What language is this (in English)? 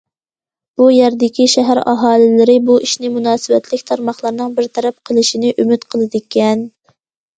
Uyghur